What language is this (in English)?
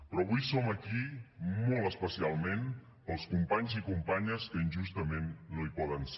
Catalan